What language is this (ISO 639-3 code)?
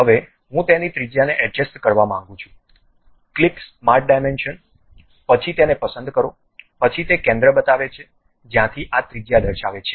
guj